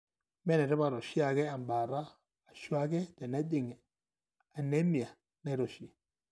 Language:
Masai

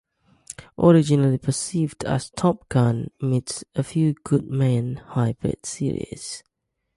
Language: English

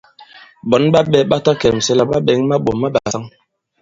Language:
Bankon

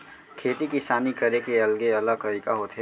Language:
Chhattisgarhi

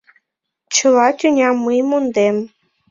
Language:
Mari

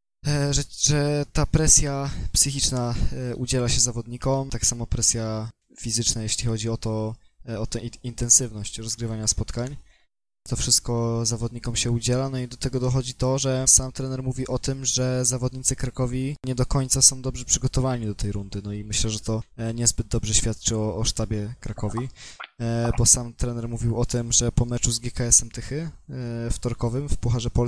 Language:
Polish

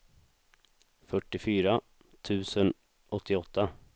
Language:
Swedish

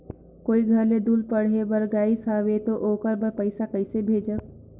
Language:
Chhattisgarhi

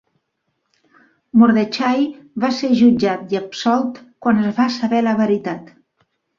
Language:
Catalan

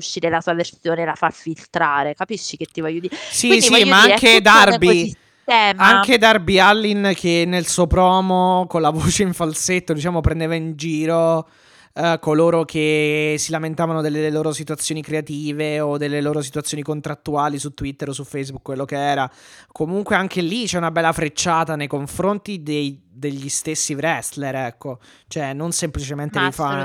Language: Italian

